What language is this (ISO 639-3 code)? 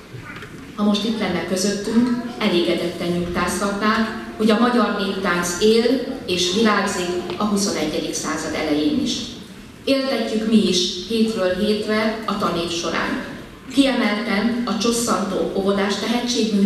hun